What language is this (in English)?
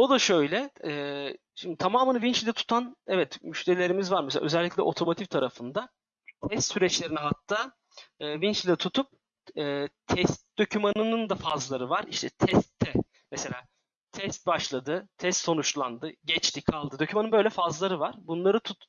Turkish